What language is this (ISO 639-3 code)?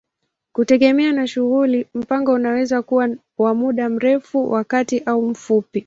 swa